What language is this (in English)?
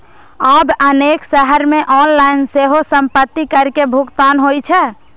Maithili